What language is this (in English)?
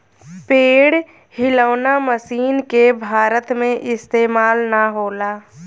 Bhojpuri